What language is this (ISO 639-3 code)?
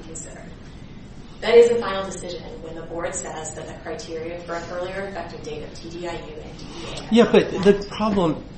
eng